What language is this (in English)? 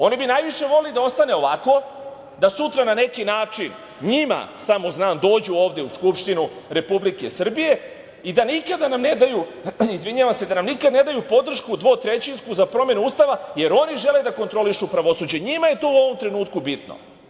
Serbian